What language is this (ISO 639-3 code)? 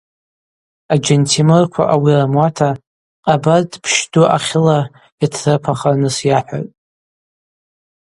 abq